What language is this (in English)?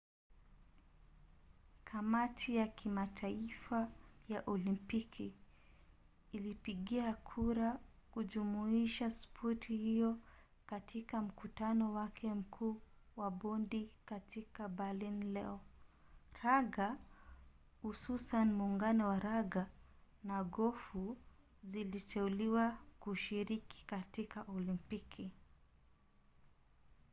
Swahili